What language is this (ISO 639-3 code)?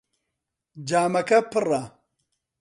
ckb